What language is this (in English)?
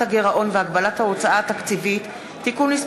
Hebrew